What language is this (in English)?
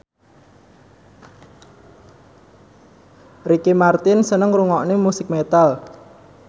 Javanese